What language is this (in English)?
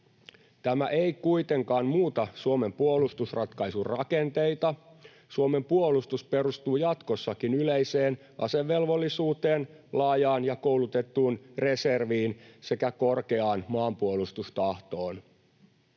Finnish